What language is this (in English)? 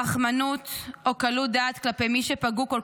Hebrew